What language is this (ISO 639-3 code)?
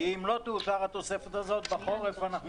heb